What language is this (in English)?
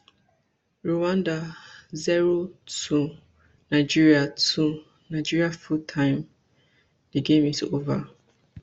Nigerian Pidgin